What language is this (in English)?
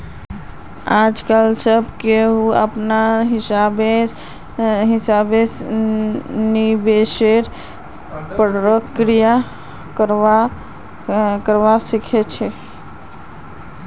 Magahi